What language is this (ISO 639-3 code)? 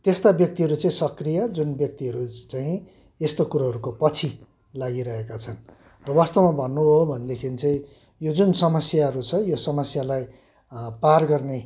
nep